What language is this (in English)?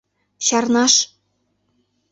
Mari